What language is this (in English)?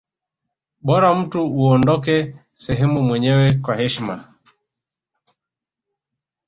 Swahili